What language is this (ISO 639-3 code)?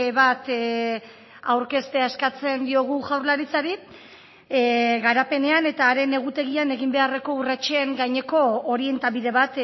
eus